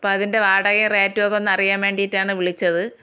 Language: Malayalam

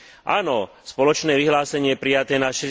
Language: Slovak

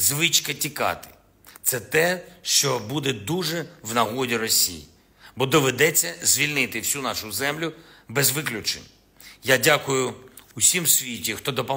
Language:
Ukrainian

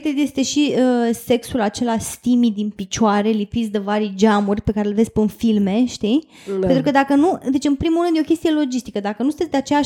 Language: Romanian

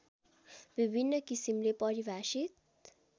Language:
Nepali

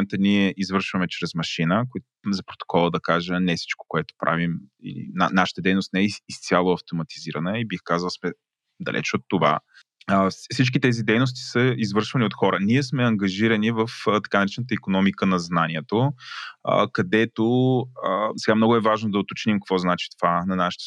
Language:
Bulgarian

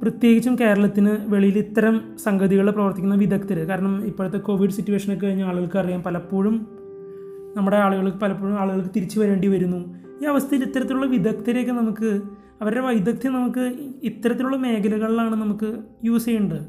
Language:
Malayalam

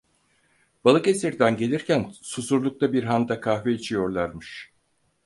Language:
Turkish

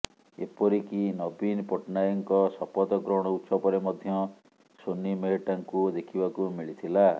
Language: Odia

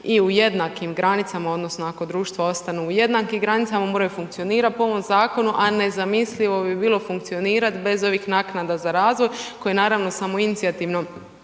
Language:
Croatian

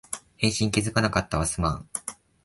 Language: Japanese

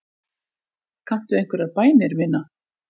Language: Icelandic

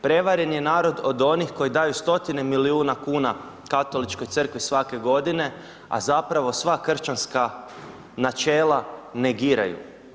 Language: Croatian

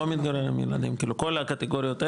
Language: Hebrew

